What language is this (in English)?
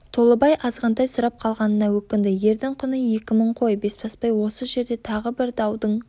Kazakh